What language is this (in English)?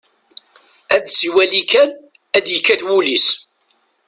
Kabyle